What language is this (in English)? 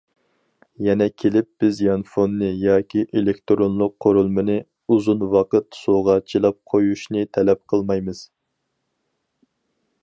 Uyghur